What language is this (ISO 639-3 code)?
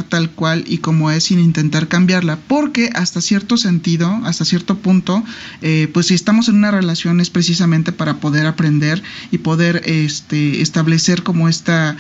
spa